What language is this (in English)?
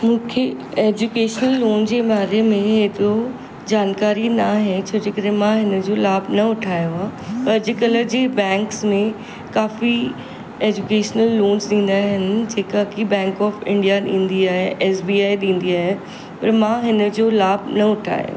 Sindhi